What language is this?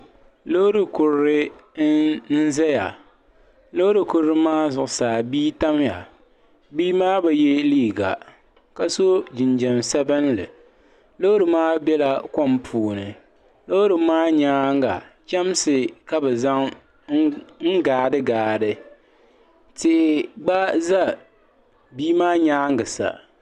Dagbani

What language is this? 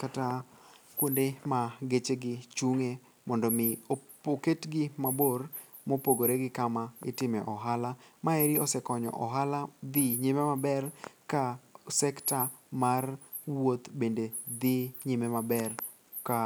Luo (Kenya and Tanzania)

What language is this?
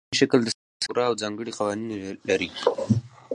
Pashto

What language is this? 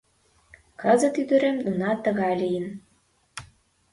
Mari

